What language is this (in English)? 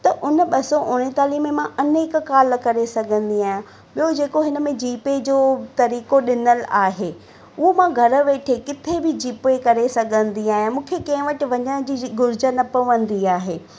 Sindhi